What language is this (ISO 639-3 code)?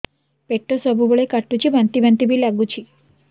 ori